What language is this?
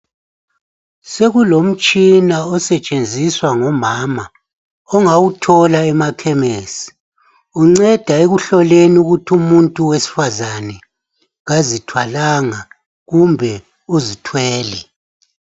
North Ndebele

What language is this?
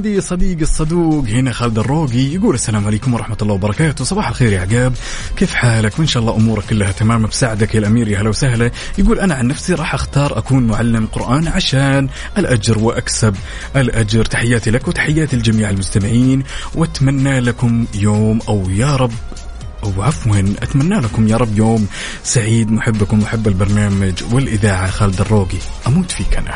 Arabic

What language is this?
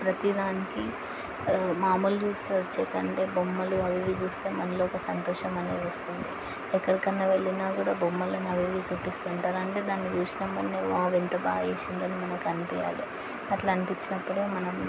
Telugu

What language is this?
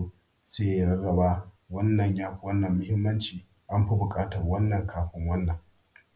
Hausa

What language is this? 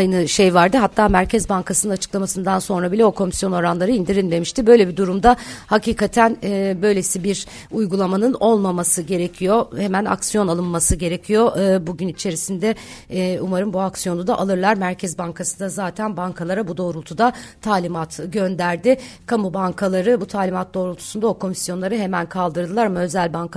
Turkish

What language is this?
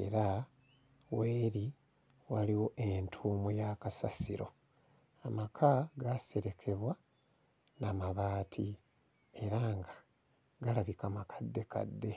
Ganda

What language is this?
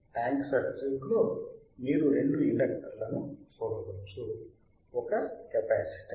Telugu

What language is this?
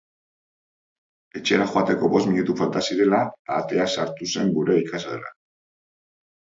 Basque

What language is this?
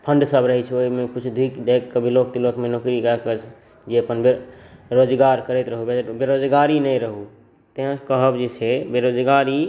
Maithili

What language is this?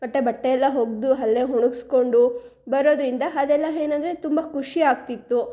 Kannada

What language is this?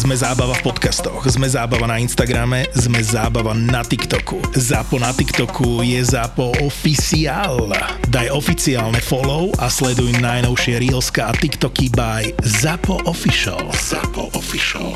Slovak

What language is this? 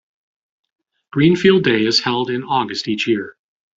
English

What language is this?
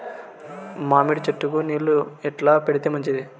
Telugu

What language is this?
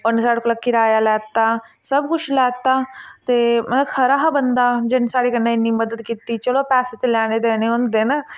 Dogri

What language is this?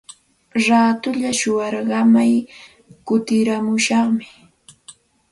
Santa Ana de Tusi Pasco Quechua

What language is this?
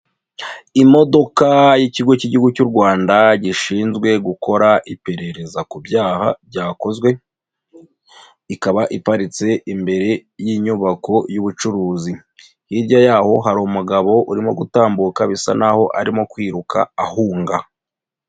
Kinyarwanda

